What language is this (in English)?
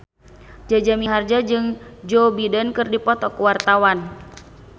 Sundanese